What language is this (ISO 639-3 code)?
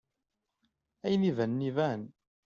kab